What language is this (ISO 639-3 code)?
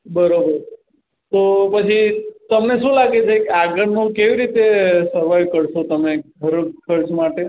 guj